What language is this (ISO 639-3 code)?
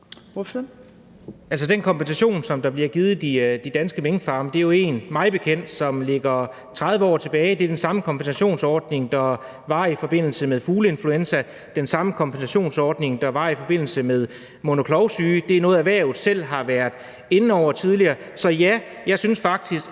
dan